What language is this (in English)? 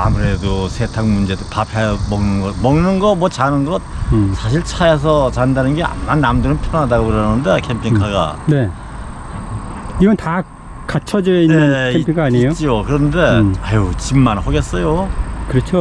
Korean